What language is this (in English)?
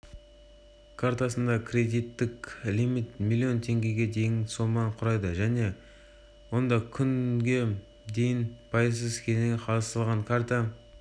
Kazakh